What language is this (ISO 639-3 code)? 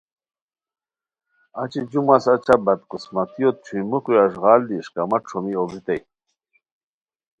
khw